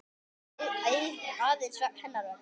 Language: Icelandic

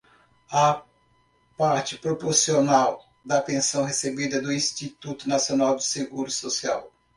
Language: Portuguese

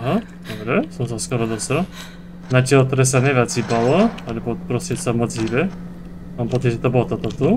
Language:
Polish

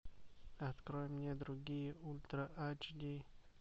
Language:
Russian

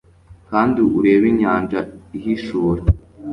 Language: Kinyarwanda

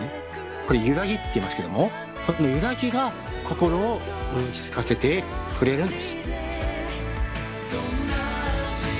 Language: Japanese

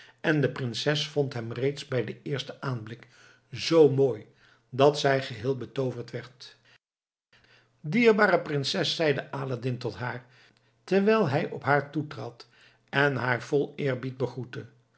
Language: Dutch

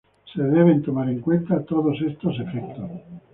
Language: Spanish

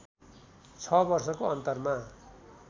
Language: Nepali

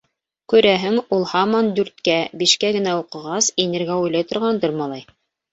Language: Bashkir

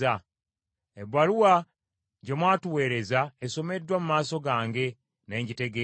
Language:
Ganda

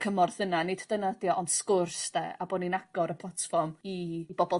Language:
Welsh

